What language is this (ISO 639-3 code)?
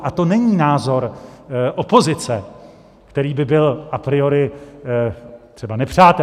ces